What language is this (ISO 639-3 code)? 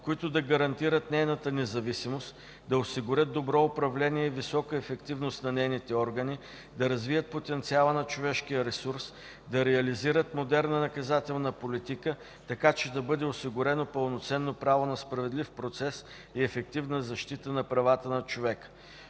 bul